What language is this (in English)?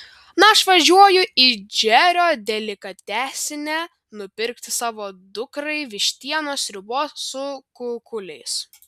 Lithuanian